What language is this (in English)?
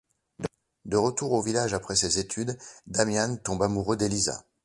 French